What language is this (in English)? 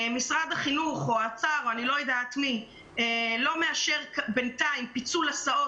Hebrew